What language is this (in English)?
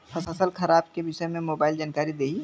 Bhojpuri